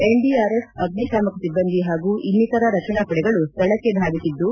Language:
Kannada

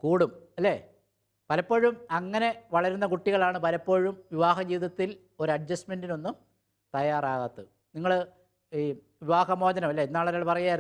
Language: Malayalam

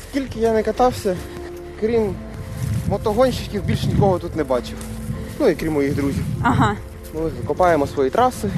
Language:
Ukrainian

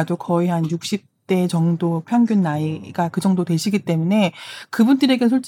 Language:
Korean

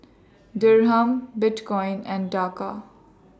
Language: English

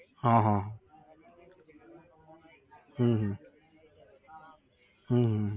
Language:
Gujarati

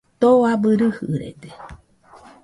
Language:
Nüpode Huitoto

